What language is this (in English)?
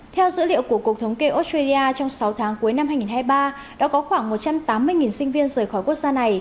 Vietnamese